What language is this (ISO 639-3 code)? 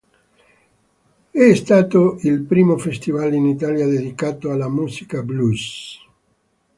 ita